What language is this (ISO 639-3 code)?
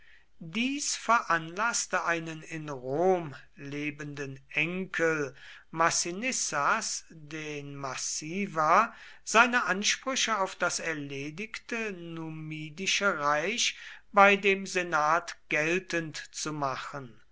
deu